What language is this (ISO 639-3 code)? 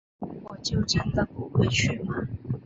zho